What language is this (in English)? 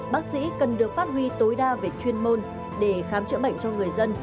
Vietnamese